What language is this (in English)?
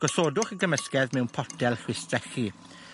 Welsh